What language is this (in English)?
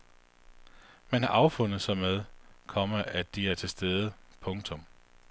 Danish